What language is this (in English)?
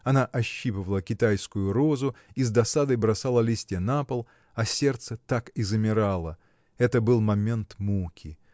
Russian